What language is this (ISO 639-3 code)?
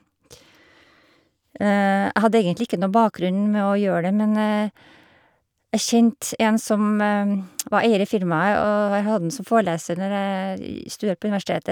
nor